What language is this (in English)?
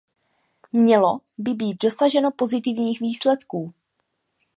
Czech